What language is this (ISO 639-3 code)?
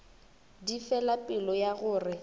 nso